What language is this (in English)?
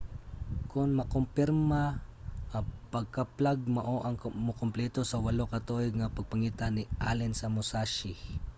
Cebuano